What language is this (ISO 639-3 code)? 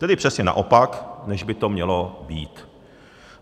ces